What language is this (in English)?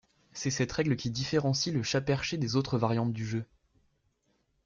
French